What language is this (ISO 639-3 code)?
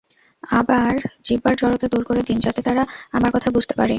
ben